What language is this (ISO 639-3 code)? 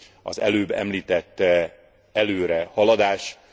hun